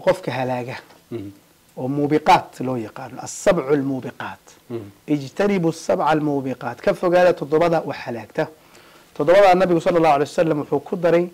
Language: Arabic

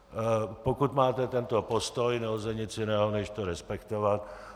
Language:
Czech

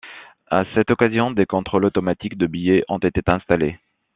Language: French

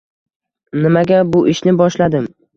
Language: Uzbek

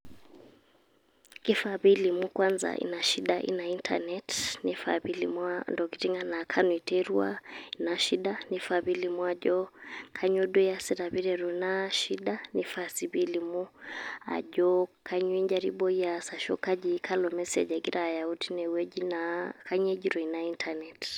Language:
Masai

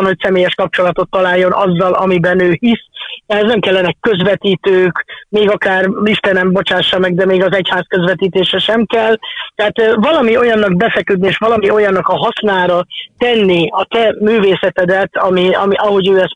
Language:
Hungarian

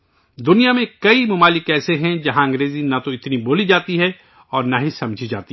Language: Urdu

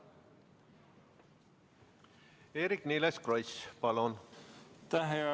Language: Estonian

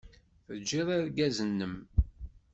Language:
Kabyle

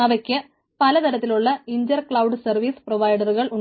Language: Malayalam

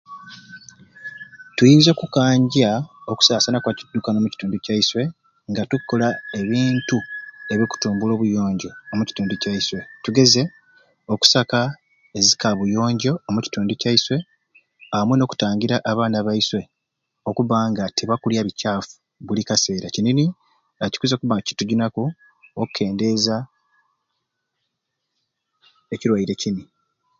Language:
Ruuli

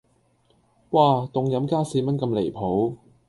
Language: Cantonese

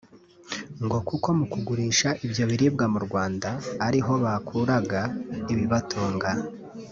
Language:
Kinyarwanda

